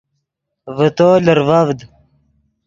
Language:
Yidgha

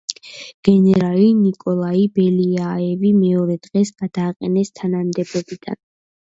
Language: Georgian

